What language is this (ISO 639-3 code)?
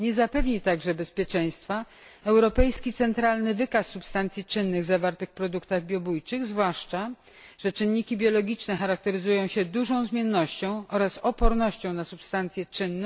pol